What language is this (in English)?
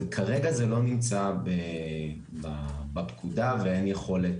Hebrew